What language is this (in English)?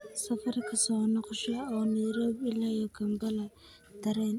Somali